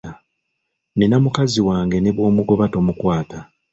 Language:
Ganda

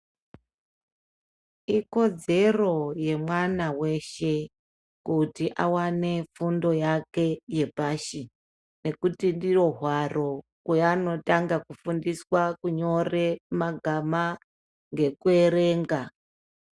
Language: Ndau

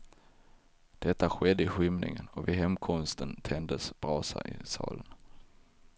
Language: Swedish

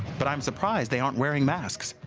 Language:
English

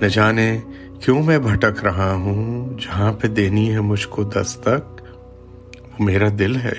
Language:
Urdu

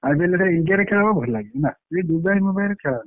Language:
Odia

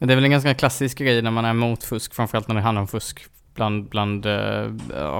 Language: Swedish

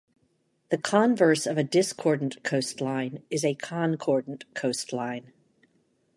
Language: English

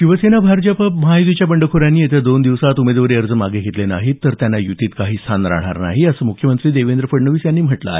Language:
Marathi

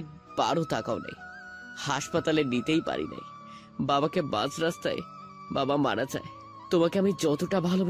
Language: Bangla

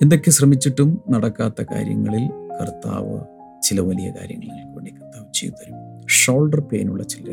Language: Malayalam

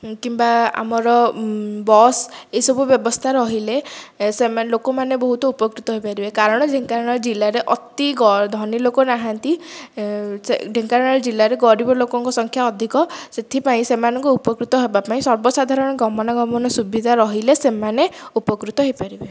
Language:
Odia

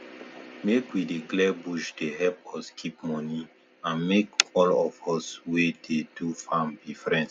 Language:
Nigerian Pidgin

